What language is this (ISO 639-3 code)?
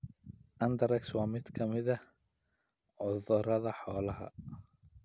som